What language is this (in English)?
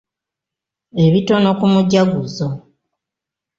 Ganda